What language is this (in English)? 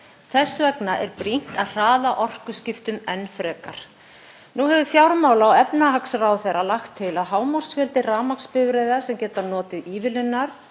Icelandic